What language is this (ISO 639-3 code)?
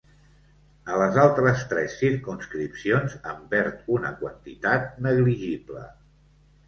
cat